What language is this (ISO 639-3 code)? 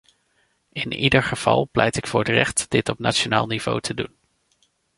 nld